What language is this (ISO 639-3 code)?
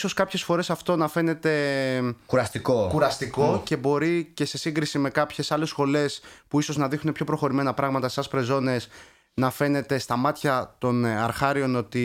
ell